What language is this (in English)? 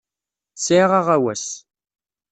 Kabyle